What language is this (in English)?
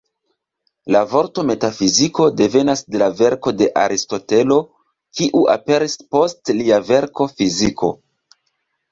Esperanto